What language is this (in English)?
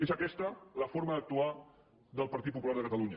Catalan